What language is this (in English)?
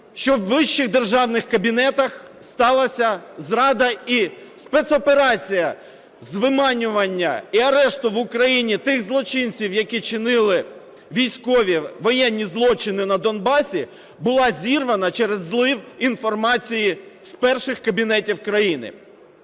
Ukrainian